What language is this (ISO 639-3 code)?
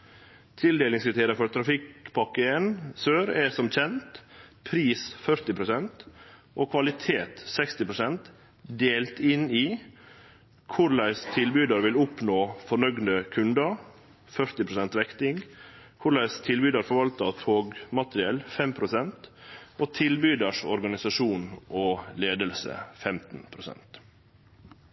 nno